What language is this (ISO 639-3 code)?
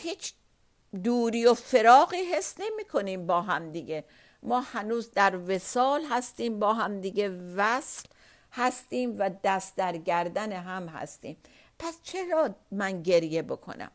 fas